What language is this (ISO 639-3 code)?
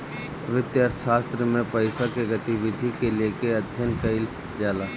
bho